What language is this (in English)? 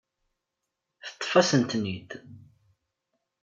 Kabyle